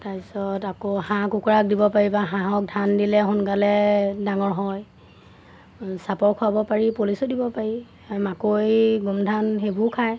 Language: Assamese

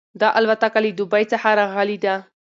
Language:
Pashto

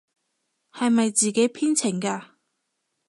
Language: Cantonese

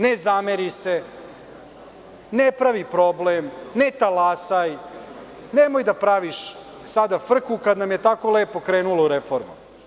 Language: Serbian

